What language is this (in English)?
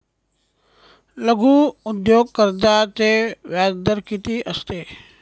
Marathi